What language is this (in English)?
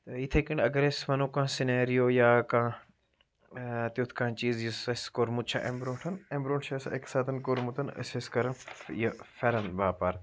Kashmiri